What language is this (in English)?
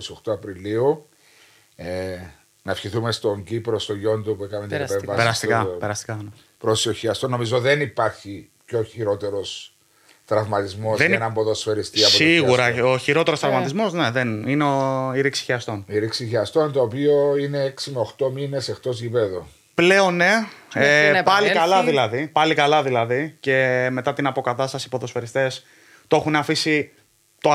Greek